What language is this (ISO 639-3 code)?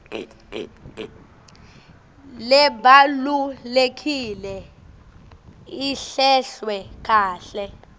ssw